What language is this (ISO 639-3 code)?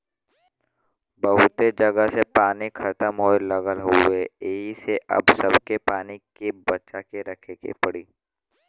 bho